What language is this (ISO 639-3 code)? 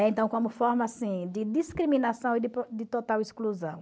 por